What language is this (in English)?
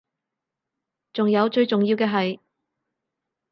Cantonese